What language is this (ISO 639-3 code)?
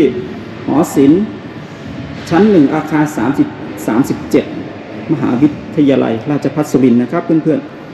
tha